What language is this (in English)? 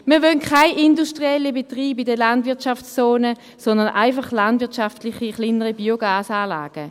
Swiss German